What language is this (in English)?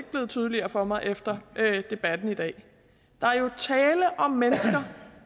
Danish